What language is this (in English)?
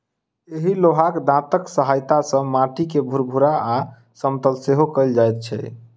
Maithili